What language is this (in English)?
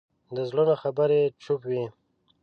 Pashto